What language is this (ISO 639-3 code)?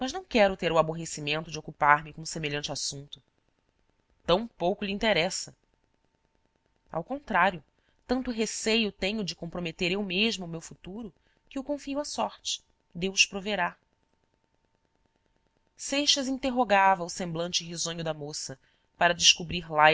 por